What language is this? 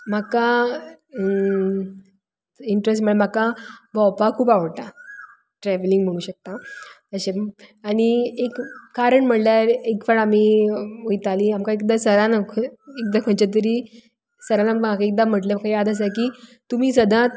Konkani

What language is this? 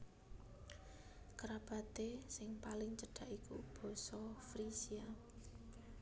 Javanese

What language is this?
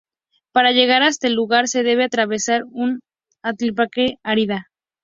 Spanish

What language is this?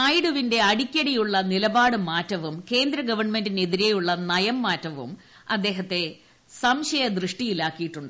Malayalam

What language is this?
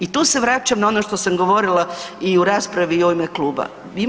Croatian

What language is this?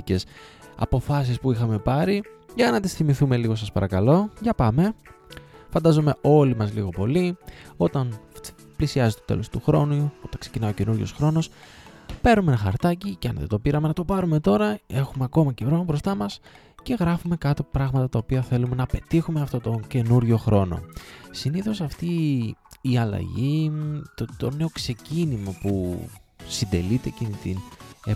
Greek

